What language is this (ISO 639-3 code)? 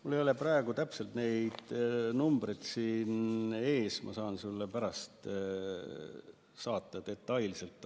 est